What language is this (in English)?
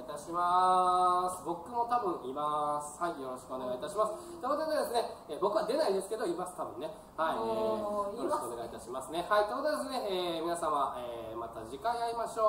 Japanese